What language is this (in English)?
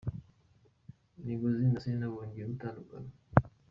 Kinyarwanda